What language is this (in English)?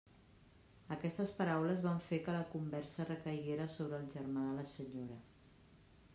Catalan